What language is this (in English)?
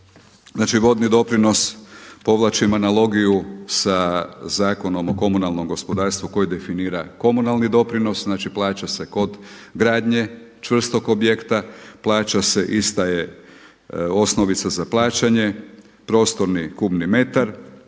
Croatian